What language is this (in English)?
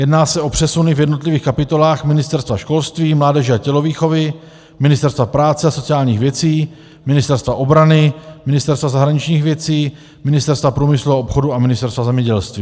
Czech